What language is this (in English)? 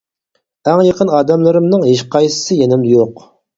Uyghur